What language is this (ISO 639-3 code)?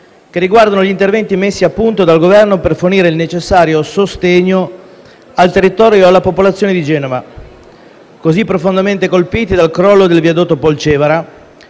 ita